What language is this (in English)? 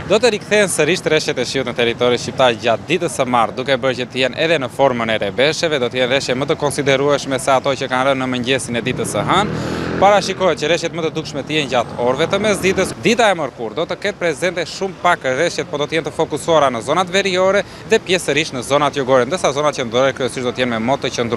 Romanian